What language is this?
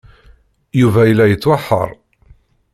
Kabyle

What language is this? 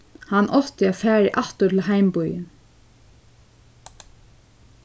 Faroese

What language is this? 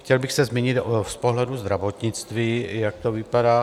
Czech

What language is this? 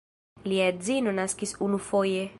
Esperanto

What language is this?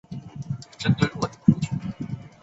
Chinese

